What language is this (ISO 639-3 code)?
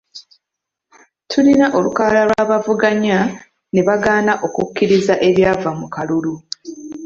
lug